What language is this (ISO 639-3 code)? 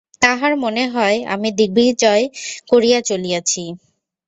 ben